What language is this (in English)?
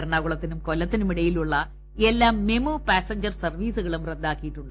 Malayalam